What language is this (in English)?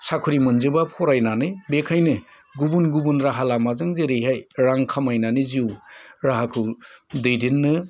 Bodo